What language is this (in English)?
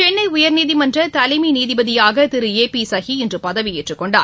Tamil